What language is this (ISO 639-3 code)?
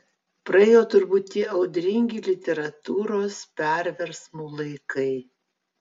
lit